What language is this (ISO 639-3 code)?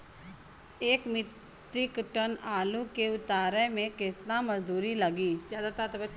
bho